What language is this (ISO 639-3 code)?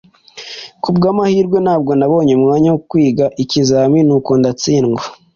kin